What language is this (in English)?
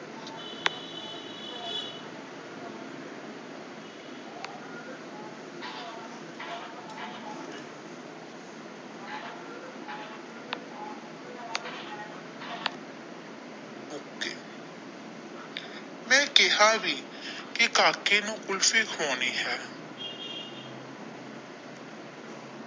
Punjabi